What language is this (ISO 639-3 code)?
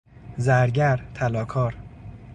fas